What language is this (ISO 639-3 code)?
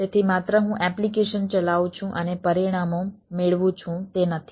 guj